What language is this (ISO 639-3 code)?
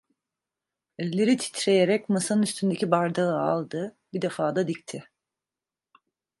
tur